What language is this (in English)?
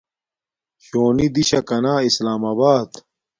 Domaaki